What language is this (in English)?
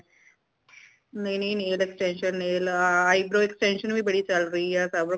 Punjabi